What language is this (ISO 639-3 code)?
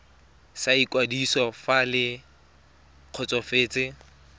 tsn